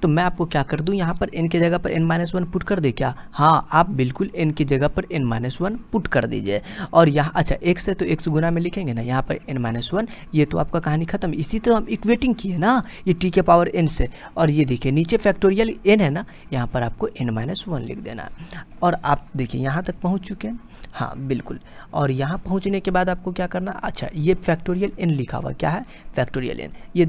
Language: Hindi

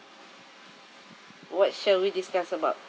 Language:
English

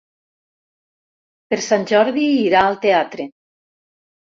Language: Catalan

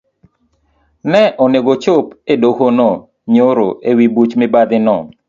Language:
Luo (Kenya and Tanzania)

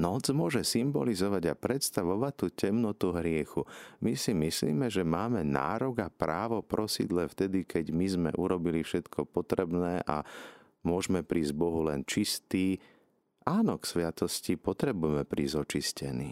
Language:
Slovak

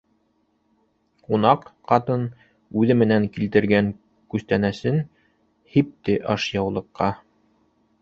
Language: Bashkir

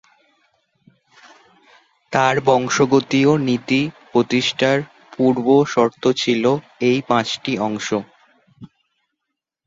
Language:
Bangla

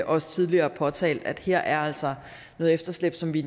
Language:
Danish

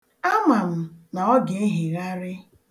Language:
Igbo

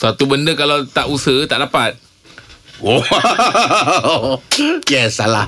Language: Malay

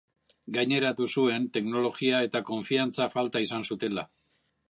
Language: Basque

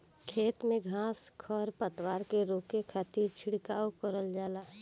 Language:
Bhojpuri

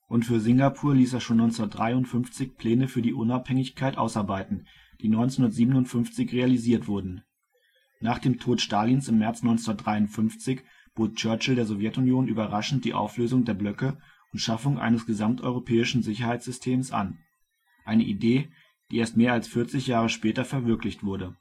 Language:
German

